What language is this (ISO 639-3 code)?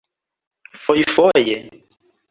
epo